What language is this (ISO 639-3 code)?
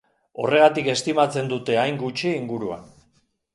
eus